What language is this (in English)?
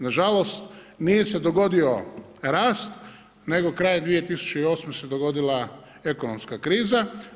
Croatian